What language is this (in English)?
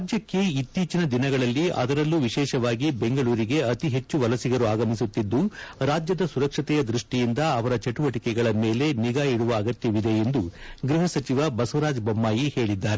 Kannada